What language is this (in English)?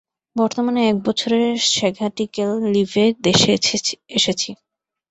Bangla